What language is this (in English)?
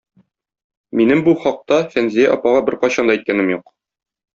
Tatar